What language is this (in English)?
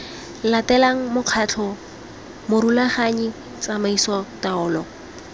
Tswana